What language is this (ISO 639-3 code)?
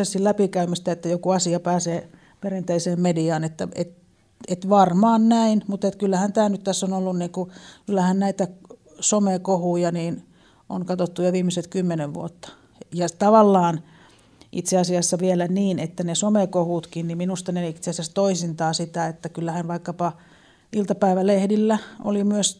fin